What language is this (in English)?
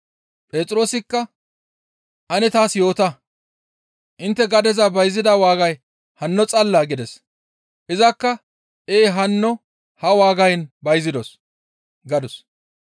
Gamo